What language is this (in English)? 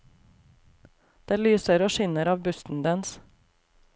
Norwegian